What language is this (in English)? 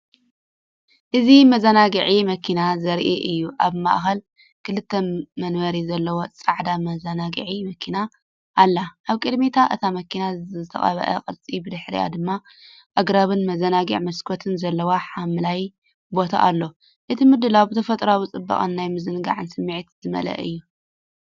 Tigrinya